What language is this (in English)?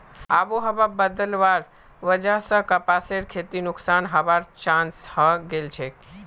Magahi